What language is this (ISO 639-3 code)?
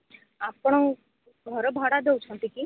ori